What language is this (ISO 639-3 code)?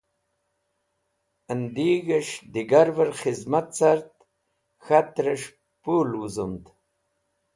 wbl